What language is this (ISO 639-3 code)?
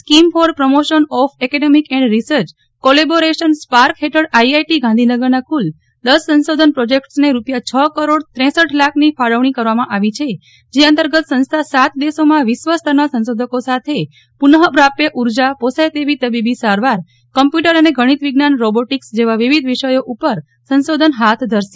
guj